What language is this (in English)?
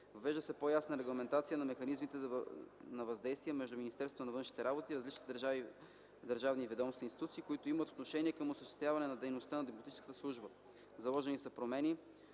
Bulgarian